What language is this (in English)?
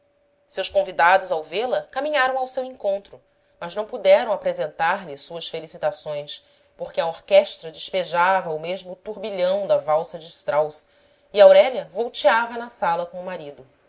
Portuguese